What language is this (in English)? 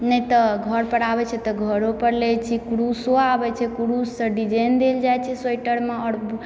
Maithili